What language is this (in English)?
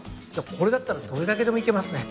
Japanese